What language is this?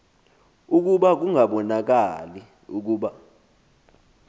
Xhosa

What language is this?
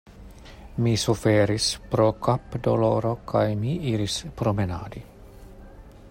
Esperanto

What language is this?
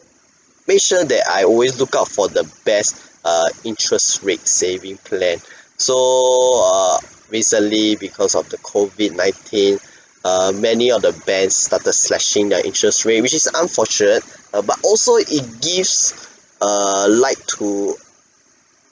English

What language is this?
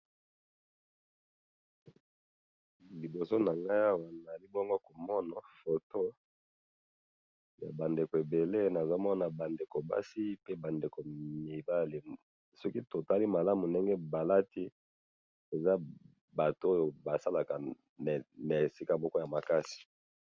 Lingala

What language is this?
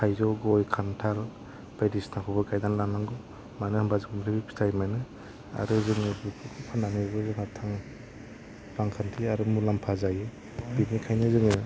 Bodo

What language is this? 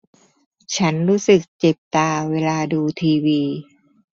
Thai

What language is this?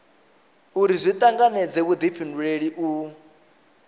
Venda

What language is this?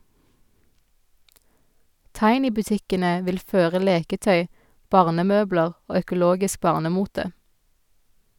Norwegian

